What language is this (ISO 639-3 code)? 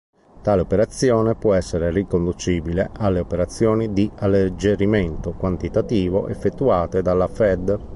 ita